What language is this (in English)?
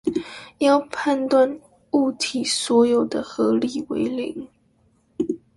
Chinese